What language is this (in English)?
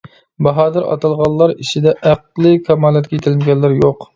Uyghur